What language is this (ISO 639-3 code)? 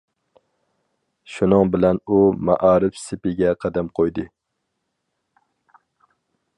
uig